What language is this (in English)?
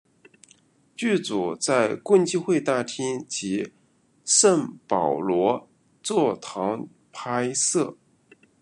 Chinese